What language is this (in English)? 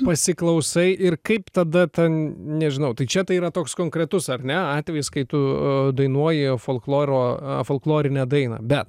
Lithuanian